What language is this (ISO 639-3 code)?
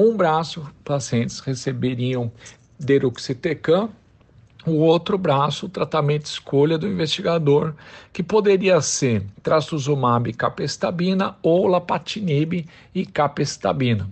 por